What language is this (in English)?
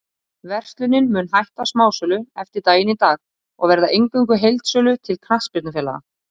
Icelandic